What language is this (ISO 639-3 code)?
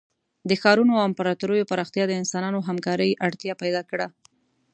pus